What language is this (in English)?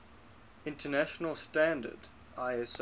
English